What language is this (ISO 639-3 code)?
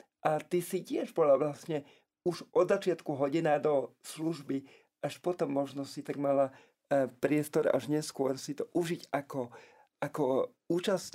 slk